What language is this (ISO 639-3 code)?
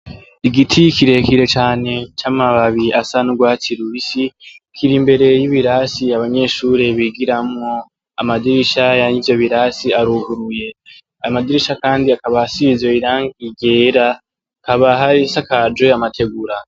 run